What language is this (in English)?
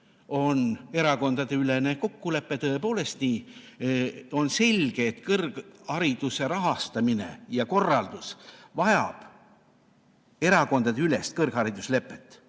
Estonian